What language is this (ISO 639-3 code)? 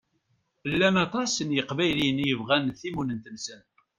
kab